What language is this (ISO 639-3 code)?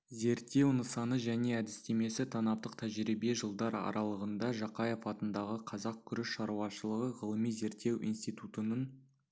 kaz